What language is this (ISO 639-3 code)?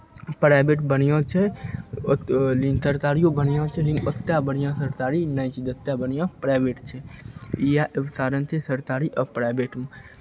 mai